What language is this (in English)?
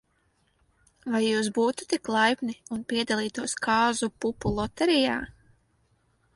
Latvian